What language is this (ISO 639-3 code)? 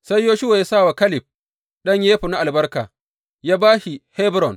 hau